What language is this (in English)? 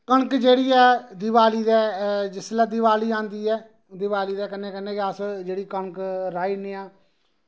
Dogri